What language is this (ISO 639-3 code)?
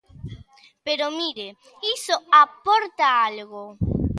glg